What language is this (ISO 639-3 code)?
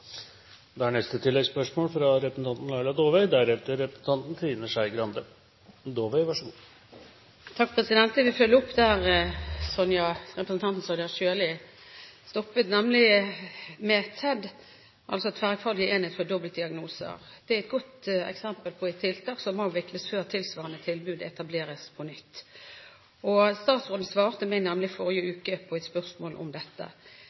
nor